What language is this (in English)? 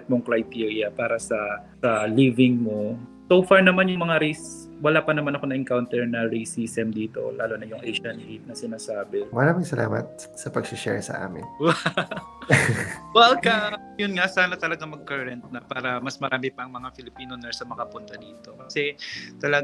Filipino